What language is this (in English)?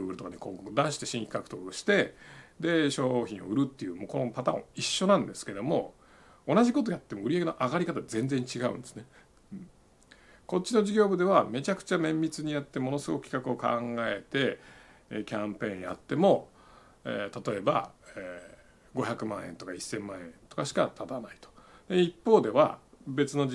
Japanese